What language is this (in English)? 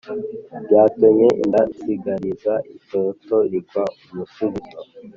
Kinyarwanda